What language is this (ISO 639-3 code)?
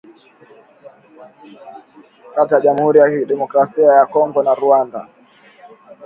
swa